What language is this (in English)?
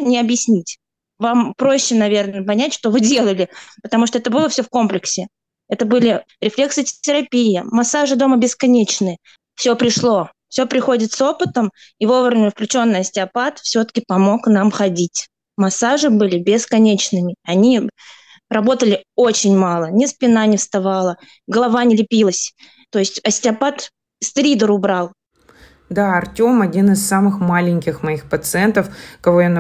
Russian